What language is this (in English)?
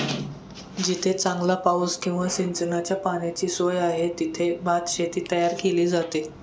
Marathi